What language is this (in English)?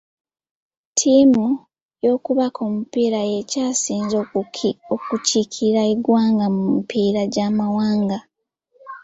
Ganda